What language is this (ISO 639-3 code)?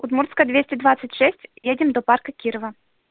rus